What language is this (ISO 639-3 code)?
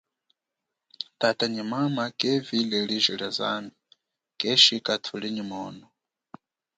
cjk